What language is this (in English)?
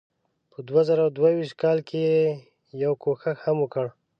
Pashto